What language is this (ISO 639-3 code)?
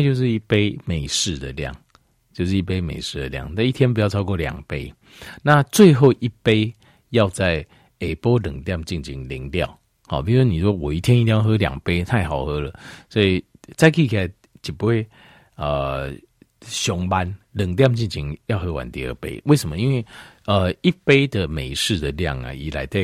zho